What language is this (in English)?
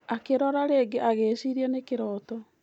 Kikuyu